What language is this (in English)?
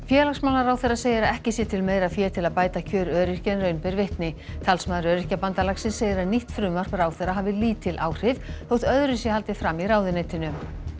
Icelandic